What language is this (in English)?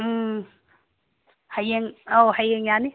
Manipuri